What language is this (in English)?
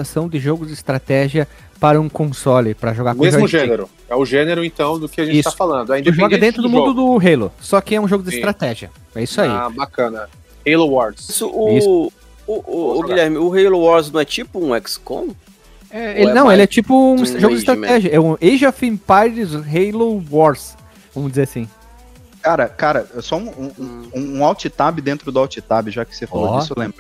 Portuguese